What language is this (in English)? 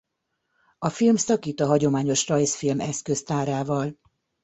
Hungarian